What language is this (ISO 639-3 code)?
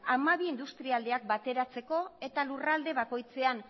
eus